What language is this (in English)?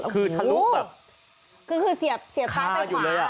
Thai